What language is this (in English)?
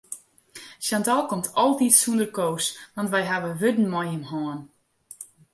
Western Frisian